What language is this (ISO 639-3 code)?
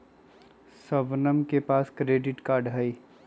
mag